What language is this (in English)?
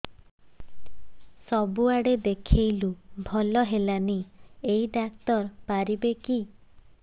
Odia